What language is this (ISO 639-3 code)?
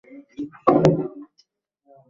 ben